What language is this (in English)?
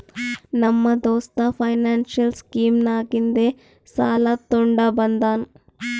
Kannada